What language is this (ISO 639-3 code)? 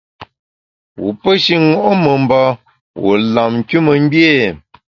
bax